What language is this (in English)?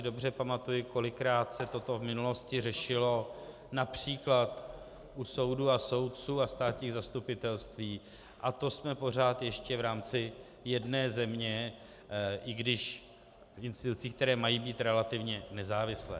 Czech